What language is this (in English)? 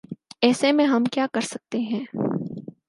Urdu